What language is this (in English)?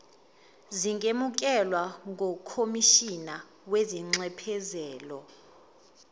Zulu